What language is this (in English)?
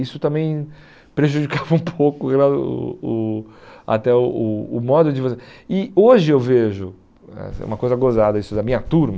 Portuguese